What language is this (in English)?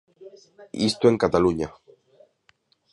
Galician